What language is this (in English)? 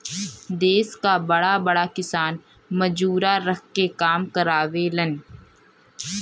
Bhojpuri